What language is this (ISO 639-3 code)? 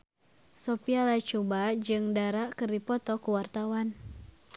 sun